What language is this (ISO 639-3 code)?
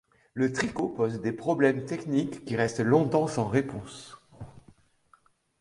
fra